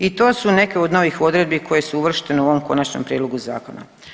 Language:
Croatian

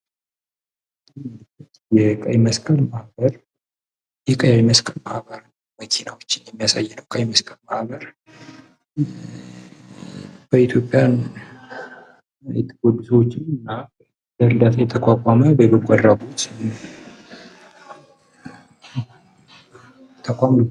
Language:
Amharic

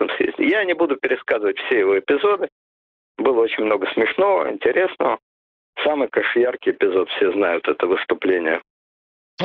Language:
Russian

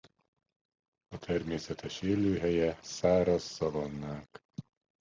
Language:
Hungarian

